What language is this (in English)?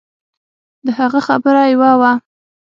Pashto